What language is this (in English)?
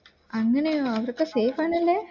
Malayalam